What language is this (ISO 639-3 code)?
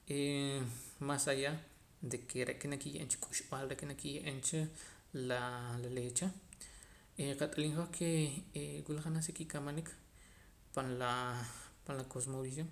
poc